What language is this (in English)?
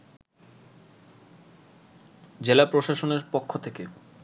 Bangla